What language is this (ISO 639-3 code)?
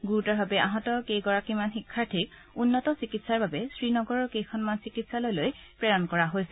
asm